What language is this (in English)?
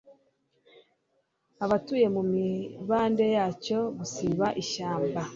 Kinyarwanda